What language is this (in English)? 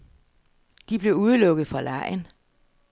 Danish